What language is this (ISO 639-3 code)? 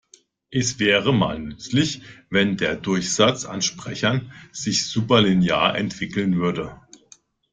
deu